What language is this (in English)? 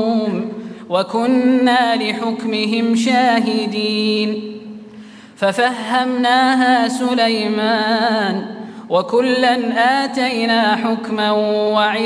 Arabic